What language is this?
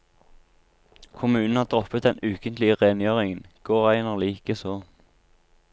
Norwegian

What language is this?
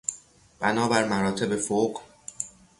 Persian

